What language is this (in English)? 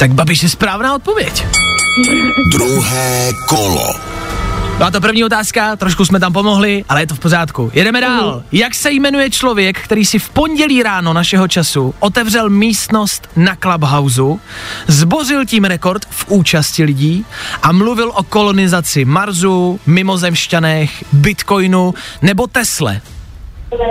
Czech